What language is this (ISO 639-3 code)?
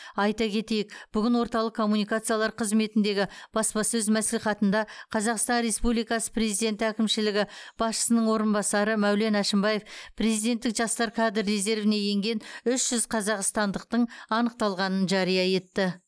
kaz